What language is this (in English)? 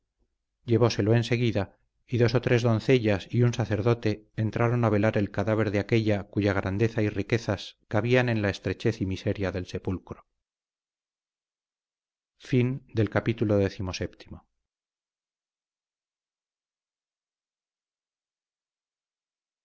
Spanish